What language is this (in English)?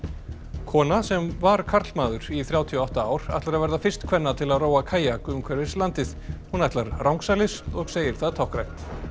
Icelandic